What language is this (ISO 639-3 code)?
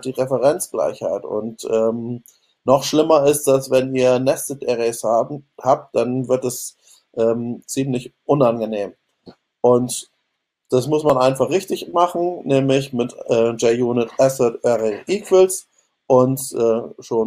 deu